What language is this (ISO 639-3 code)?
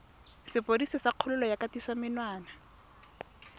tsn